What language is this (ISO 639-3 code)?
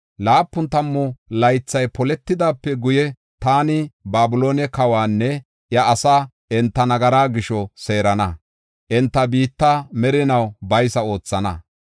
gof